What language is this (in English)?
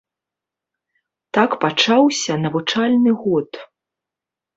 Belarusian